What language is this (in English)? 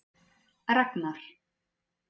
Icelandic